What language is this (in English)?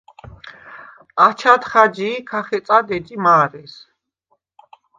Svan